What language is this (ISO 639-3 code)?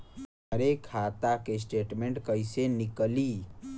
bho